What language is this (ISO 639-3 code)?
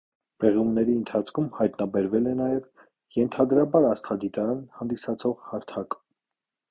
hye